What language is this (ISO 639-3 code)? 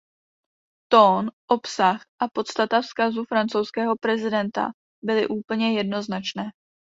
ces